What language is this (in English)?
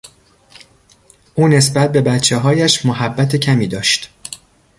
Persian